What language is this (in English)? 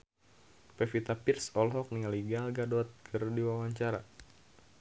Sundanese